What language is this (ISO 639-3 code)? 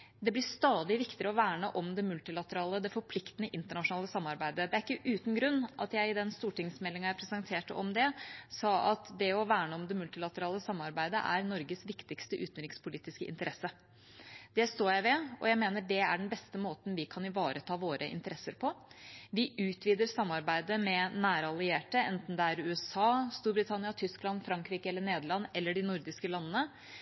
nob